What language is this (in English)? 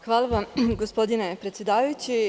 Serbian